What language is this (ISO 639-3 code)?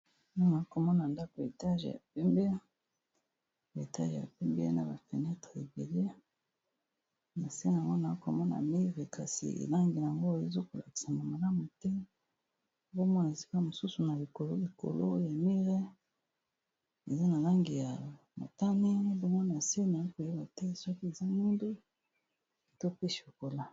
lin